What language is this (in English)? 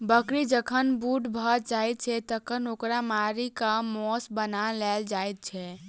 Maithili